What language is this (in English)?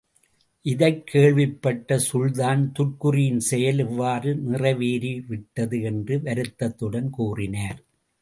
Tamil